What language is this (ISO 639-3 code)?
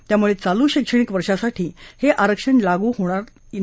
mar